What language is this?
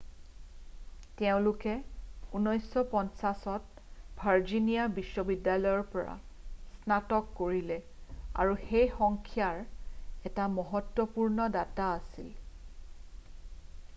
Assamese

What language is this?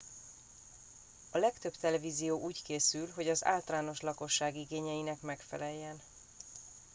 Hungarian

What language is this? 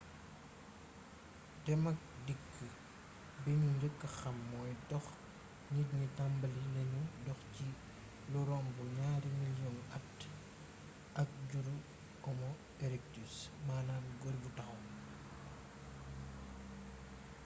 Wolof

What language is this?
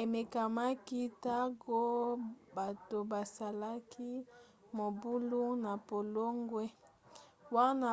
Lingala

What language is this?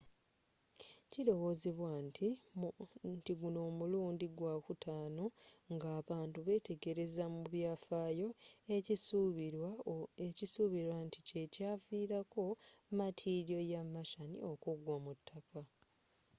Ganda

